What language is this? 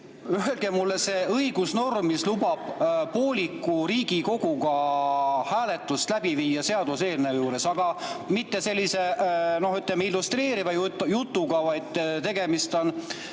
Estonian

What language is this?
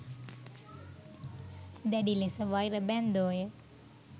Sinhala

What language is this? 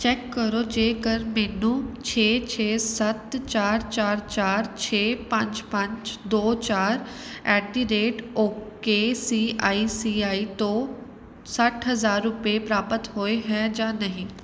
Punjabi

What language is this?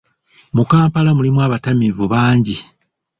Ganda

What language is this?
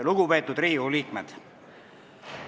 Estonian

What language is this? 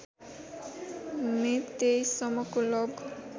Nepali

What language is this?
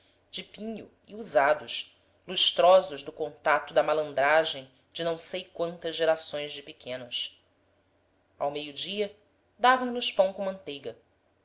Portuguese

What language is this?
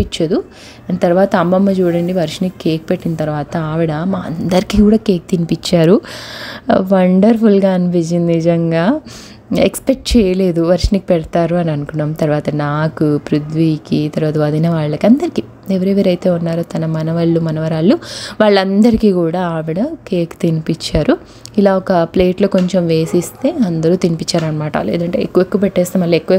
Telugu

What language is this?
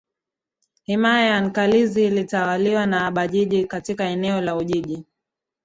Swahili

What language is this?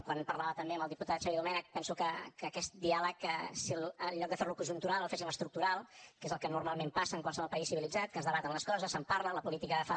Catalan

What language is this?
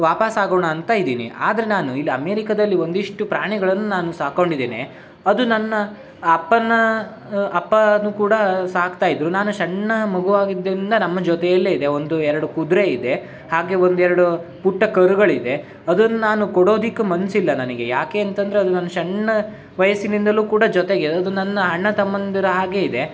Kannada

